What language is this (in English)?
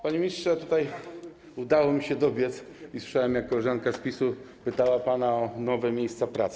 Polish